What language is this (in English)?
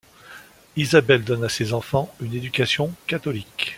French